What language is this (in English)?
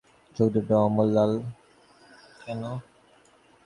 Bangla